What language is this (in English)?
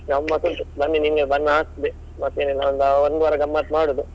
Kannada